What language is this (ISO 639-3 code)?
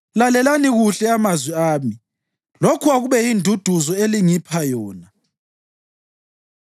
nde